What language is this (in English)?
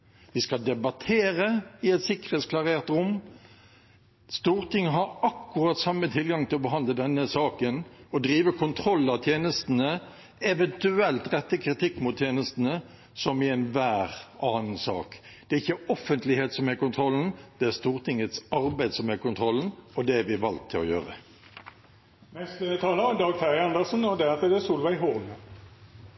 Norwegian Bokmål